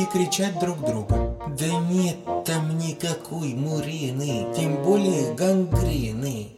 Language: Russian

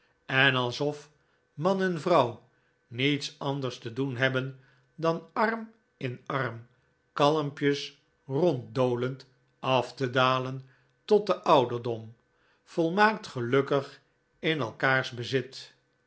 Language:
Dutch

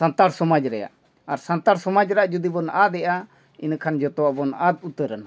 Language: Santali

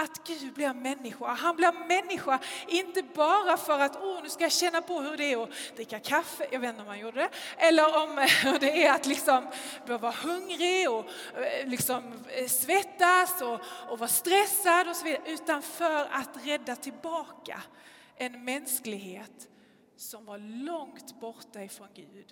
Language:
Swedish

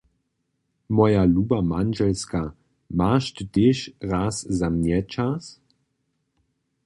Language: Upper Sorbian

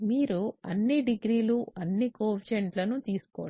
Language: Telugu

